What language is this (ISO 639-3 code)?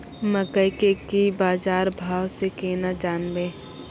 mai